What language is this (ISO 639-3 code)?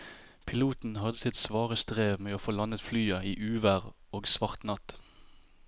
nor